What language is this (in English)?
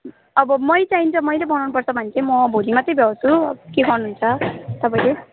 Nepali